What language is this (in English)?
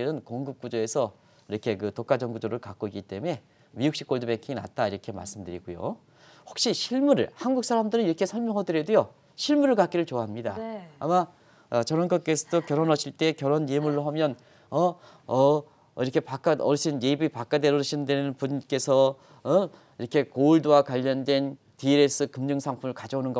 Korean